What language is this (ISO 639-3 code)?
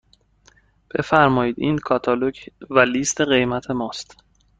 fas